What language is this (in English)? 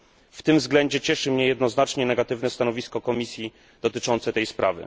Polish